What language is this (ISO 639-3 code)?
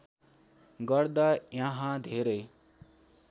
nep